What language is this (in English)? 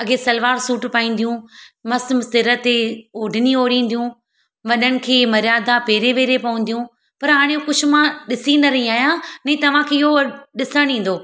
Sindhi